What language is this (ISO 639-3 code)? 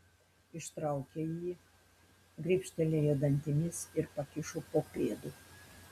lit